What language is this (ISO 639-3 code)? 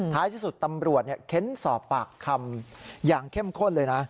tha